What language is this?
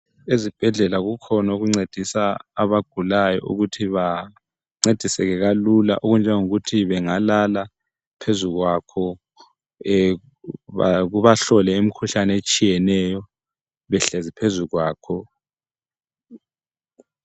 North Ndebele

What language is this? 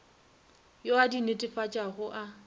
Northern Sotho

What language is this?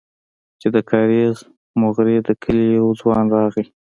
Pashto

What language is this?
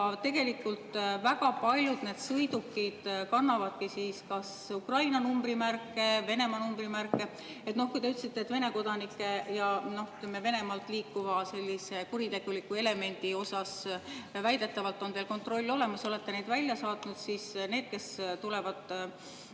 Estonian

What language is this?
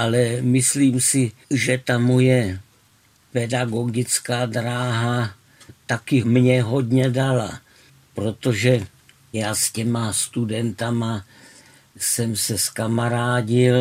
Czech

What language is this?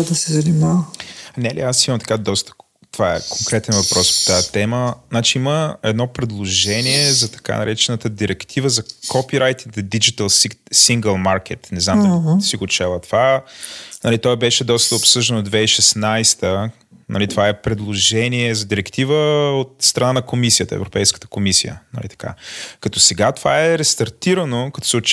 Bulgarian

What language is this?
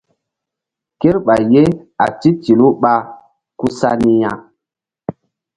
Mbum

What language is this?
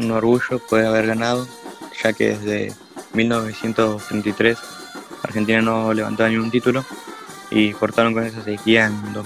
Spanish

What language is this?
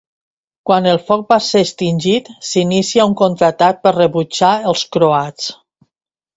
Catalan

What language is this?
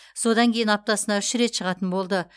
Kazakh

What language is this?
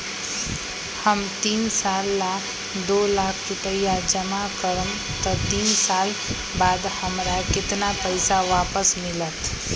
Magahi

